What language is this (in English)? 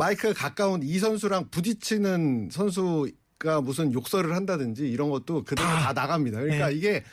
Korean